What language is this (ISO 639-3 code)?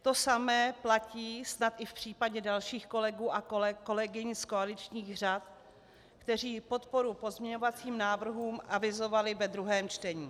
ces